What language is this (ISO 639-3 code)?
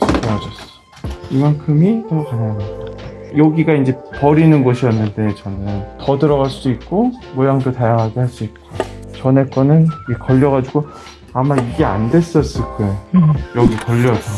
kor